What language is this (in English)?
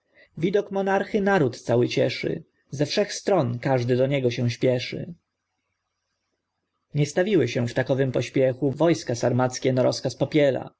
Polish